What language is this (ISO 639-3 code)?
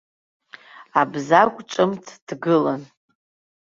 abk